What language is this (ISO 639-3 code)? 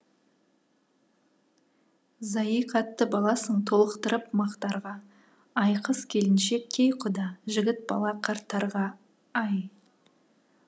kaz